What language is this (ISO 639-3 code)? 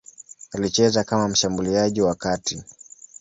swa